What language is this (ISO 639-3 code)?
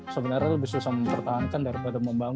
ind